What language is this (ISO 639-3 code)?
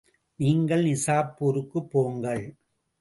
tam